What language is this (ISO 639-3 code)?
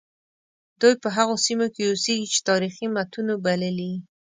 pus